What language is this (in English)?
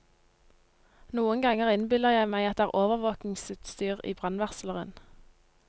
Norwegian